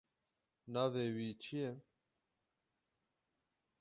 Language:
Kurdish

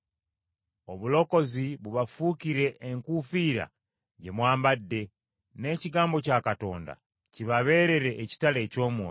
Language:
Ganda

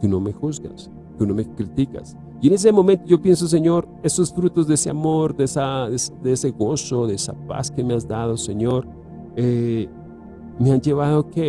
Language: Spanish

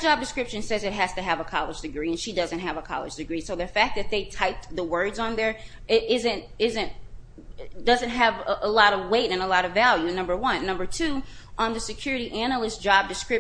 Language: English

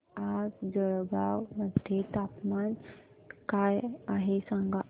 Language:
Marathi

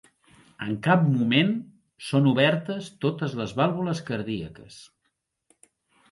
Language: Catalan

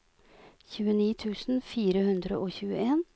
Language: Norwegian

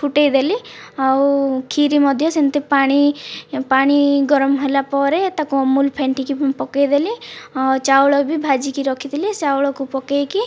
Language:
Odia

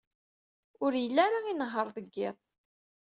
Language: Kabyle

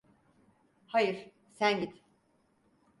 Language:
Turkish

